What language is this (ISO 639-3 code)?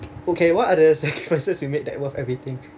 eng